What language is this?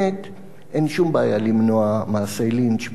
Hebrew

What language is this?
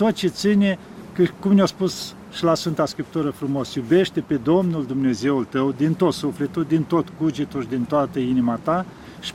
Romanian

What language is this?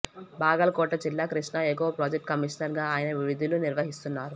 Telugu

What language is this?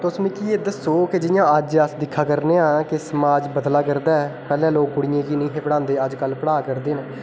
Dogri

